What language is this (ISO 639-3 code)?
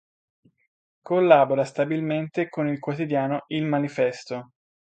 ita